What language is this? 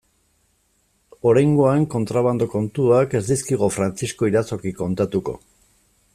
Basque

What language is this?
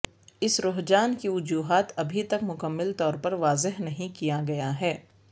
Urdu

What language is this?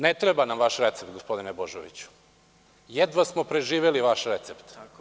Serbian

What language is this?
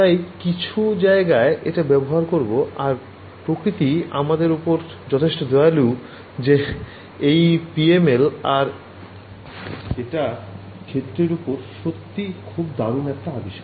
Bangla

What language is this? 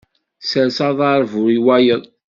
Kabyle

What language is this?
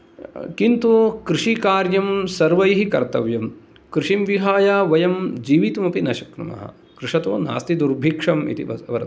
Sanskrit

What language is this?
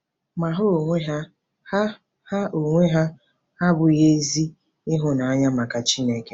Igbo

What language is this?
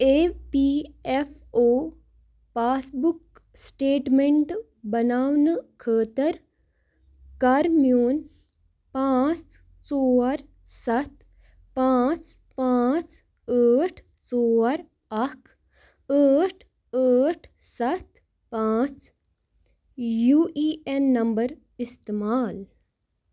Kashmiri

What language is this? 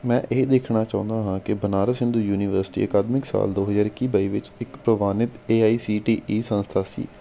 Punjabi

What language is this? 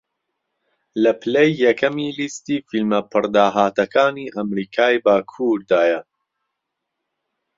Central Kurdish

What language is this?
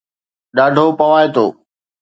Sindhi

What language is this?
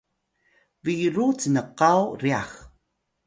Atayal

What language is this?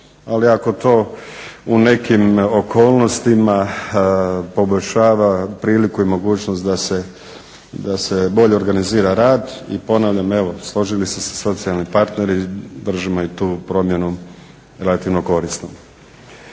Croatian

